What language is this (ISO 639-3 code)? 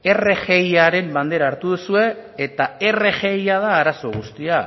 eus